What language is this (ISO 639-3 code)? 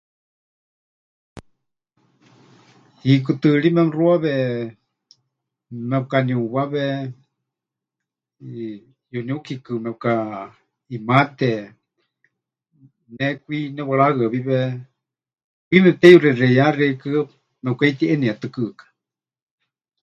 hch